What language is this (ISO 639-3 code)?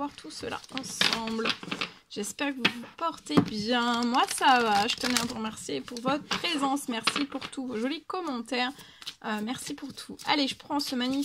fra